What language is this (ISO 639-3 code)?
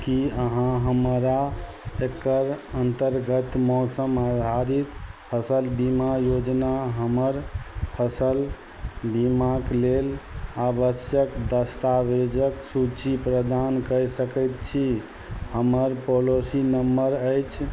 mai